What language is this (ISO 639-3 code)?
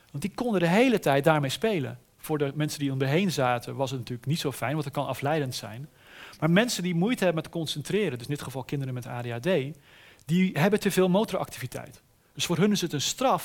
nld